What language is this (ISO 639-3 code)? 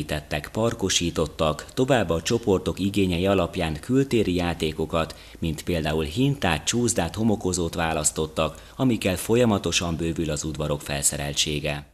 hun